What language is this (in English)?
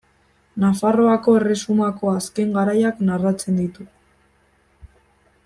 Basque